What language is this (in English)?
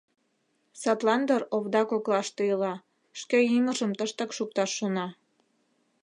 Mari